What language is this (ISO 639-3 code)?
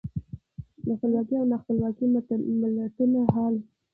pus